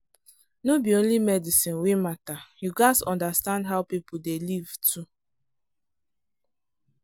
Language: Nigerian Pidgin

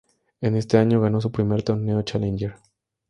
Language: Spanish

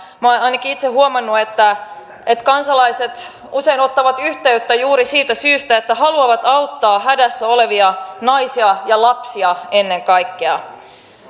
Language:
Finnish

